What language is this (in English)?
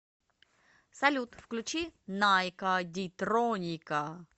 Russian